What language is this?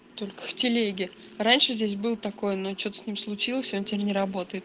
Russian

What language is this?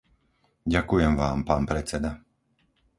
Slovak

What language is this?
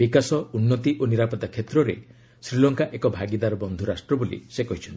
Odia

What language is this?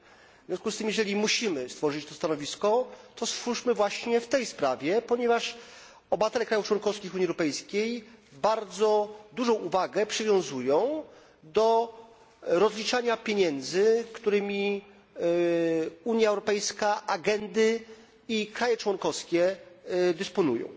Polish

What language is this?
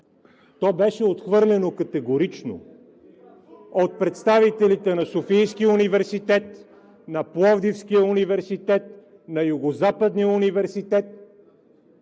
Bulgarian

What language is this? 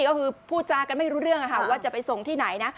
Thai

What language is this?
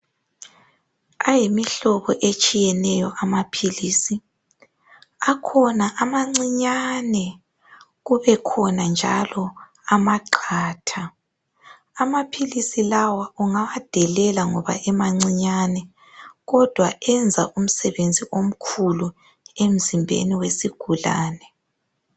North Ndebele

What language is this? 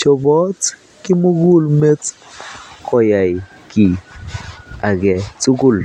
Kalenjin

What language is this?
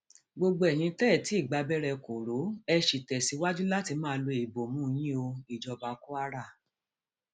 Yoruba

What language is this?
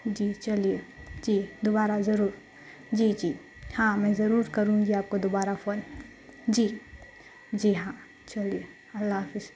Urdu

